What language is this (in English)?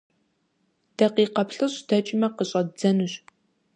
Kabardian